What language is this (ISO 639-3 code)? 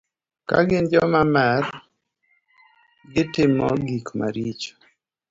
luo